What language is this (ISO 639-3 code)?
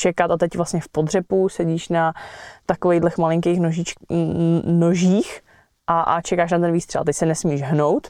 ces